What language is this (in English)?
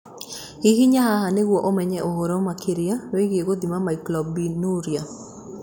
Kikuyu